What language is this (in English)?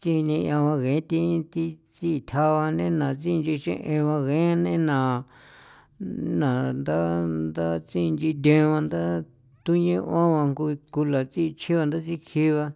San Felipe Otlaltepec Popoloca